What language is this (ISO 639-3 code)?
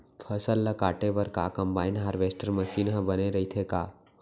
hne